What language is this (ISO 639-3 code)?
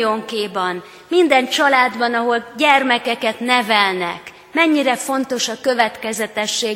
hun